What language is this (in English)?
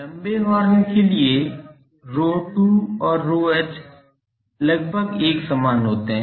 Hindi